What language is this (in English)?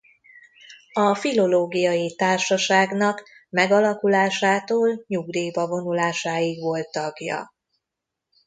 Hungarian